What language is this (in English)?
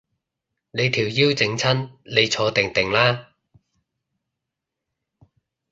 Cantonese